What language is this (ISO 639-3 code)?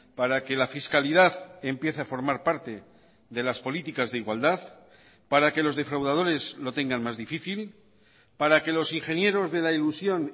spa